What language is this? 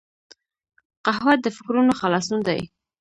Pashto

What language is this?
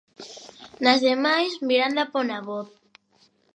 Galician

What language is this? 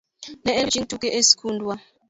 Luo (Kenya and Tanzania)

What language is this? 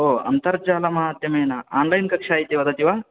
Sanskrit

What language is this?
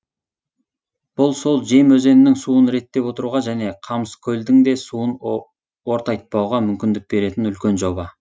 Kazakh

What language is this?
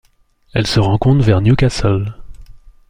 French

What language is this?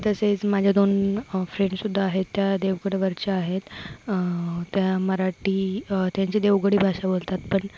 Marathi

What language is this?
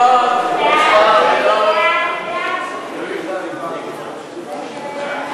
Hebrew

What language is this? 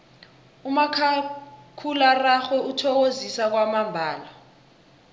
South Ndebele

